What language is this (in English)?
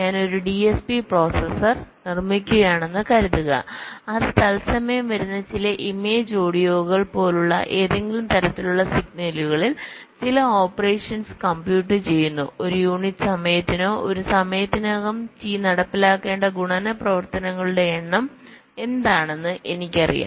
Malayalam